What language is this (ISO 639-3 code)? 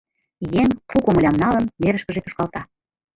chm